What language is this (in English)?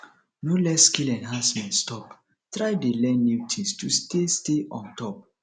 Nigerian Pidgin